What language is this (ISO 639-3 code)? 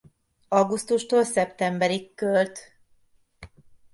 hun